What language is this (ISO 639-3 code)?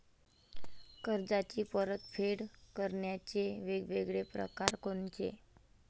mar